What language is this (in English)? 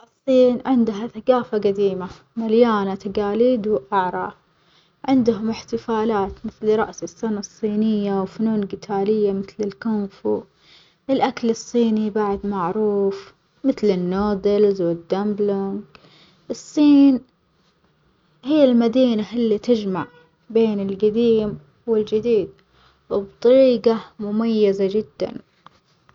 Omani Arabic